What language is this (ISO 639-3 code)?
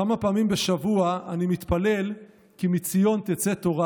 heb